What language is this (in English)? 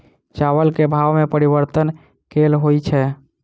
Maithili